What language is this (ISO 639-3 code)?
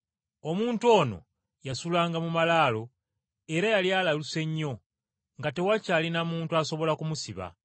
lug